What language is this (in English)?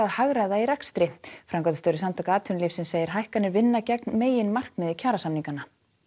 Icelandic